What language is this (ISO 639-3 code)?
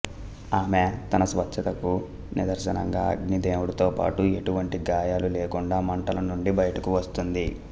tel